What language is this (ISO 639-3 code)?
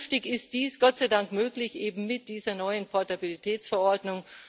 deu